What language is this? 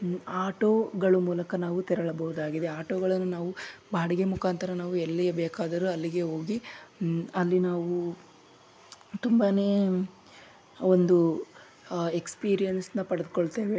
Kannada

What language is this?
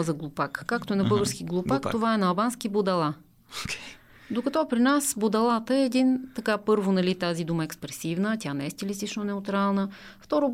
Bulgarian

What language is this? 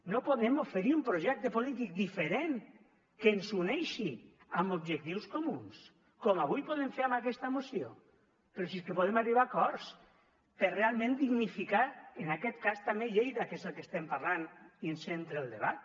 Catalan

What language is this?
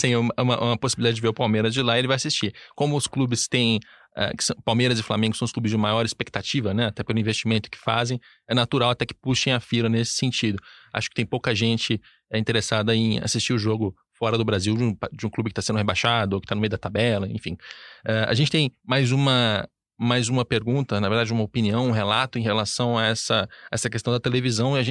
Portuguese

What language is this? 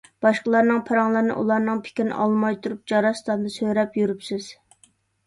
Uyghur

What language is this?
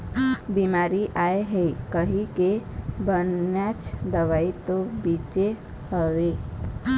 Chhattisgarhi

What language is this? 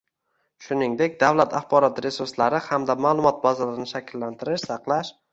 Uzbek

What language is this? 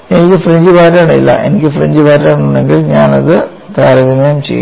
Malayalam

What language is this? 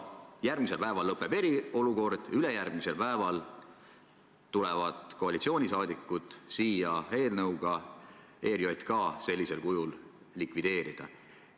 Estonian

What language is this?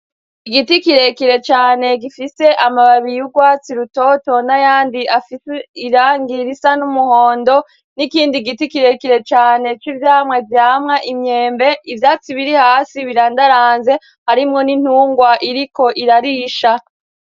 Rundi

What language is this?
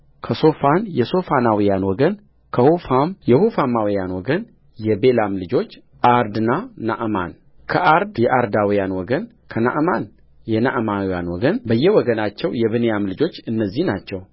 Amharic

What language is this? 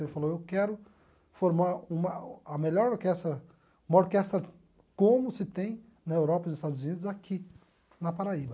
Portuguese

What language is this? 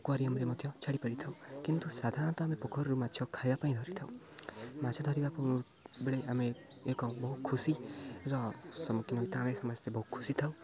Odia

